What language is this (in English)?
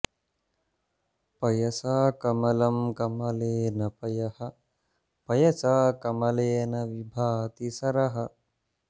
Sanskrit